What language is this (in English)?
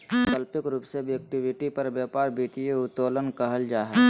Magahi